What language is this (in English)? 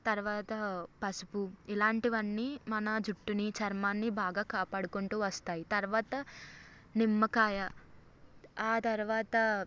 Telugu